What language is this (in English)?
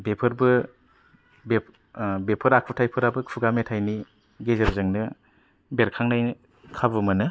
Bodo